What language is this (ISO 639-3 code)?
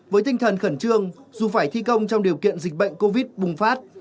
vie